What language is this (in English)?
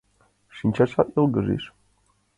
Mari